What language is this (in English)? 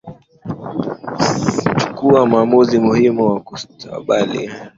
Swahili